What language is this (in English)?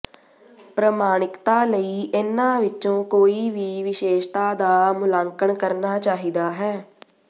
Punjabi